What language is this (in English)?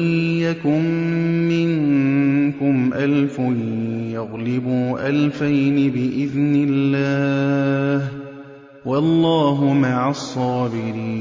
Arabic